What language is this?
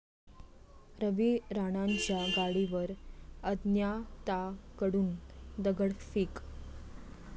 Marathi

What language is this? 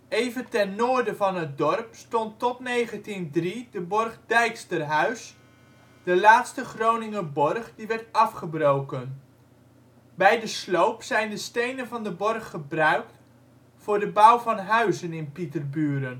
Dutch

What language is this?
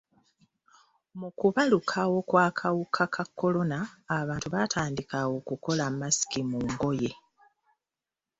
Ganda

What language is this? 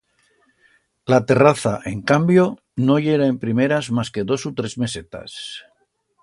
Aragonese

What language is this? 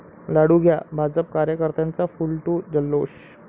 Marathi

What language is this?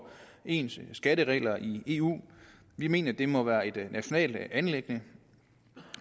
Danish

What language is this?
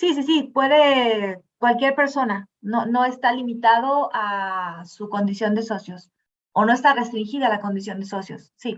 Spanish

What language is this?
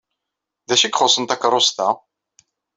Kabyle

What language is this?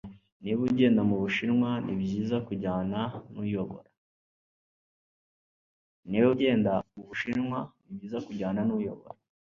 Kinyarwanda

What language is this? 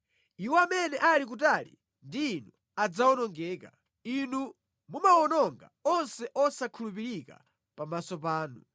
Nyanja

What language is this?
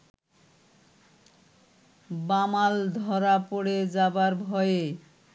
Bangla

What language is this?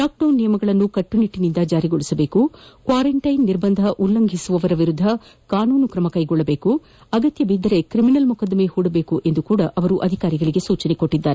Kannada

